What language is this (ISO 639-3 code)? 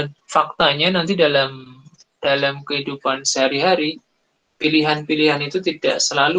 ind